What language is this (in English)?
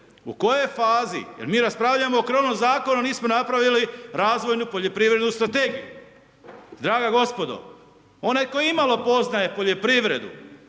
Croatian